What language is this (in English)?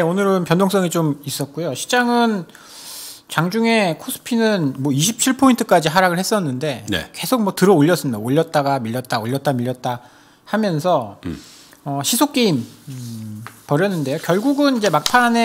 Korean